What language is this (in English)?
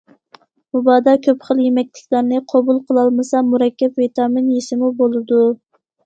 Uyghur